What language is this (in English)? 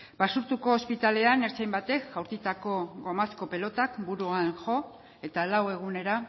Basque